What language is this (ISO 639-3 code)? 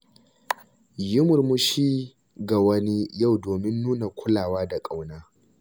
hau